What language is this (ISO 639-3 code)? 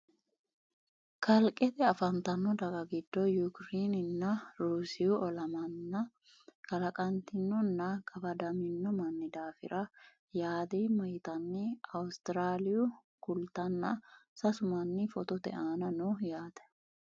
sid